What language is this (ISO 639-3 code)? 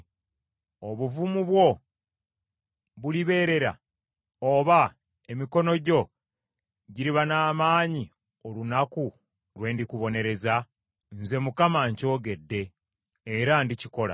lug